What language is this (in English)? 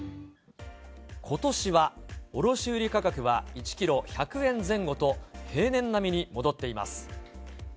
Japanese